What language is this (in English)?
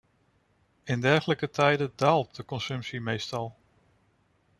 Dutch